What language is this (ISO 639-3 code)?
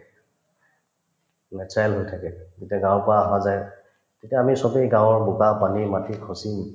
asm